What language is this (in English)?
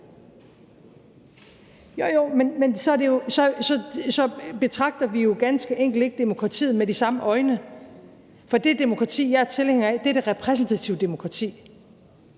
Danish